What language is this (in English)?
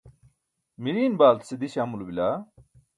Burushaski